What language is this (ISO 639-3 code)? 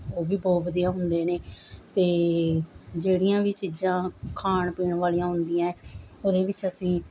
pan